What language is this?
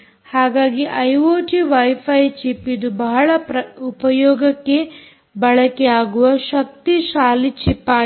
Kannada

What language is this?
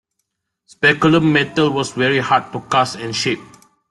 English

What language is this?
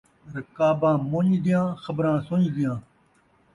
Saraiki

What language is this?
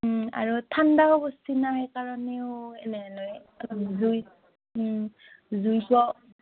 Assamese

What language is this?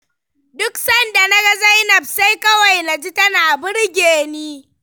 Hausa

